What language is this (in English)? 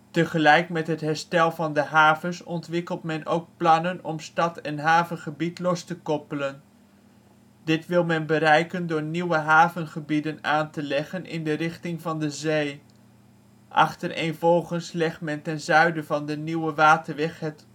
Dutch